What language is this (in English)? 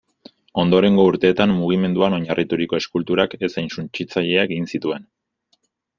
Basque